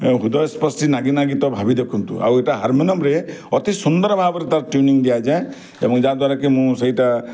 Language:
Odia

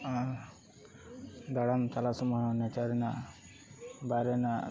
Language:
Santali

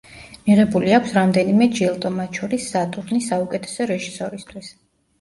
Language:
Georgian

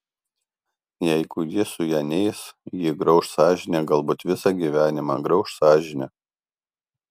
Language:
Lithuanian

